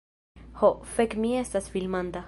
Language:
Esperanto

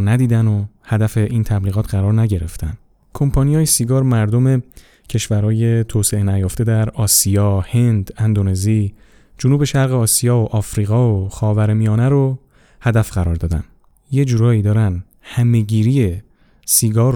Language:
Persian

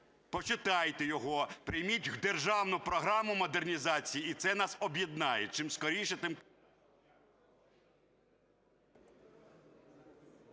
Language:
Ukrainian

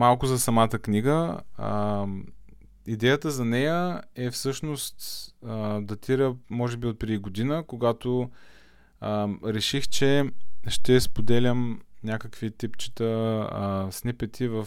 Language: Bulgarian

